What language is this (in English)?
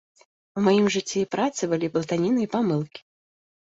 Belarusian